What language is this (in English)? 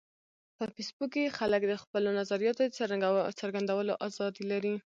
Pashto